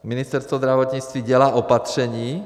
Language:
Czech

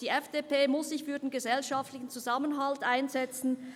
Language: Swiss German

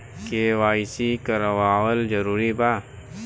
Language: Bhojpuri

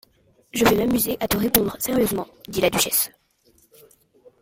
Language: French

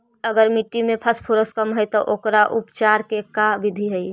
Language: Magahi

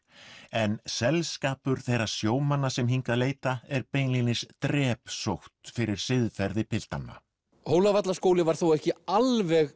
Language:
Icelandic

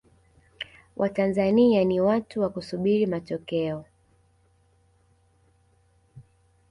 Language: Swahili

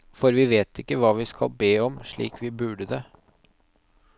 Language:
Norwegian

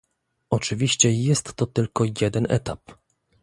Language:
Polish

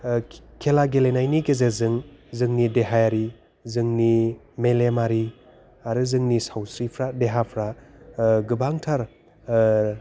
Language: Bodo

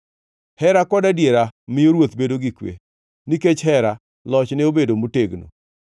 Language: Luo (Kenya and Tanzania)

